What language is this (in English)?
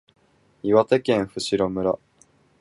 Japanese